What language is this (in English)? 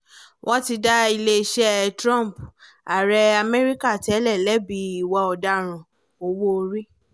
Yoruba